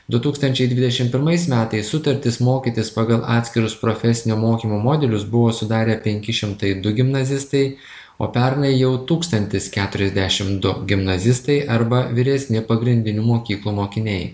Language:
Lithuanian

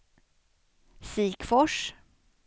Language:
Swedish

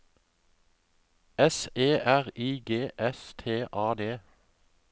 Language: Norwegian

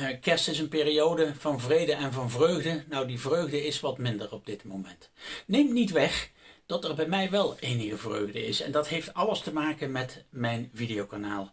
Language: Dutch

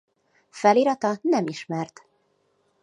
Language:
Hungarian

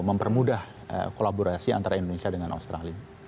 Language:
Indonesian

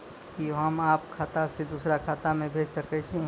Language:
Maithili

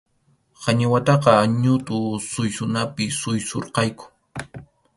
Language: Arequipa-La Unión Quechua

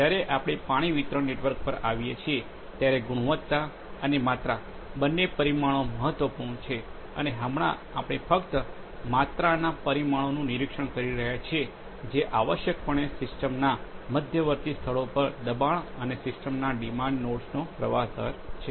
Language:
Gujarati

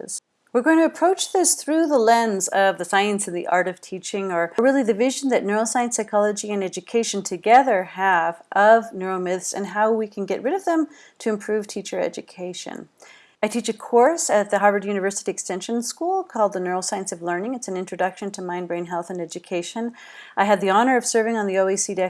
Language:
English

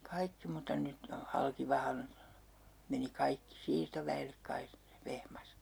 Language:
Finnish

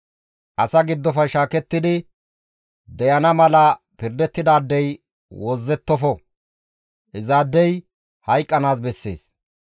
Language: Gamo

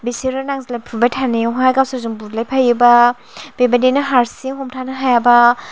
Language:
Bodo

